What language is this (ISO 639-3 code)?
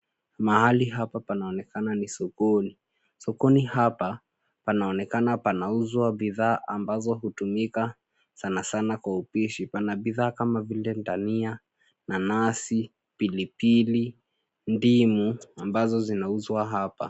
swa